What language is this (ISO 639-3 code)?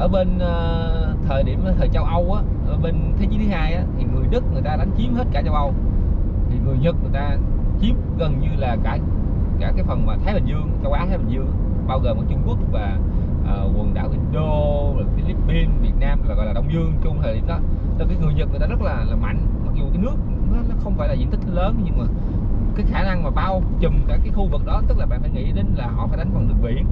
vie